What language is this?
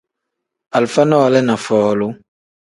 Tem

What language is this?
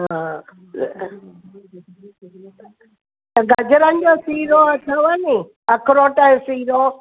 Sindhi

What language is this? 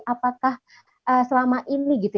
Indonesian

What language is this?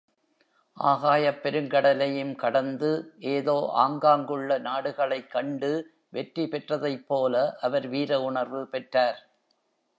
Tamil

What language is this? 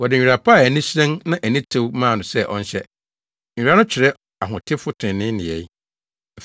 Akan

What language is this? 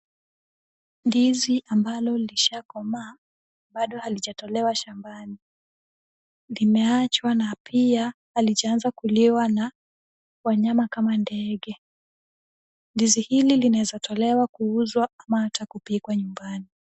Swahili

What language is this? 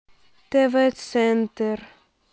Russian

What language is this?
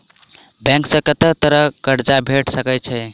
Maithili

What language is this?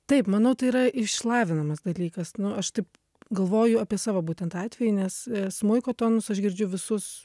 Lithuanian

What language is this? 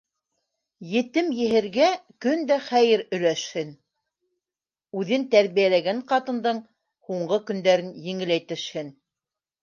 Bashkir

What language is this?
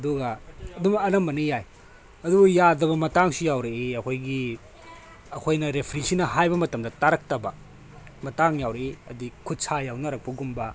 Manipuri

